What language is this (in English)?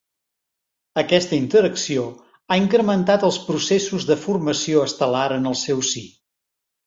Catalan